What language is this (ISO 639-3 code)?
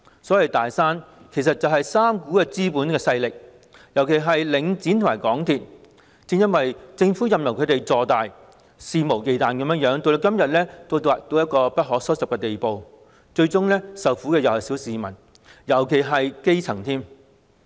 yue